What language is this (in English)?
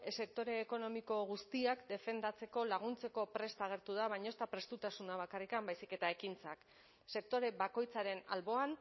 Basque